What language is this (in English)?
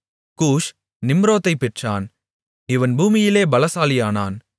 Tamil